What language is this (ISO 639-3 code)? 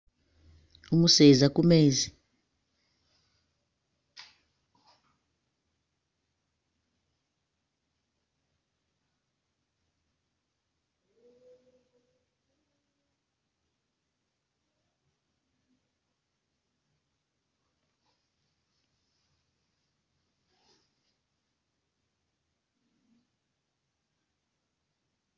myx